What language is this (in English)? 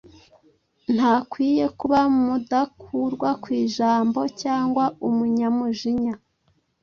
Kinyarwanda